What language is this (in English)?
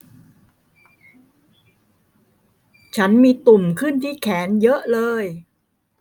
Thai